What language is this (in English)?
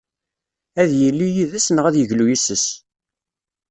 Kabyle